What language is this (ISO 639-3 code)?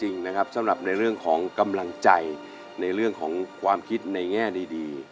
tha